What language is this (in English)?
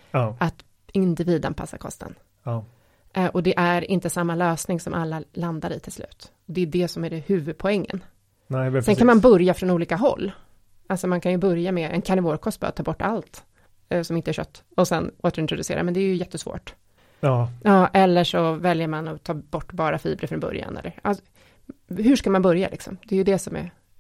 Swedish